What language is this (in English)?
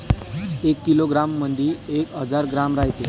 Marathi